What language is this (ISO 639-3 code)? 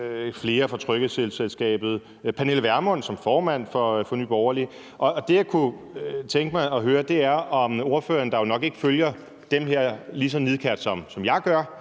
dan